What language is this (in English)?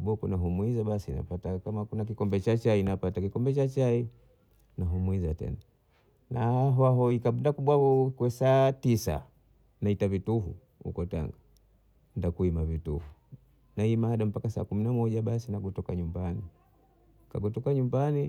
Bondei